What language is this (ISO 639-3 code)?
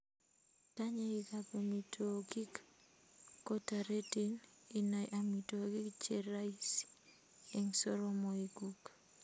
kln